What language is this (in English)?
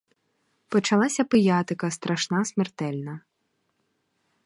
Ukrainian